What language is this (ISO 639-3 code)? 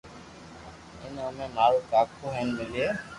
lrk